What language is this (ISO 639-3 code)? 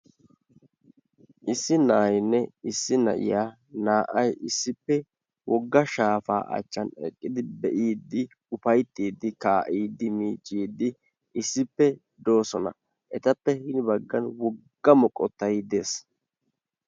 wal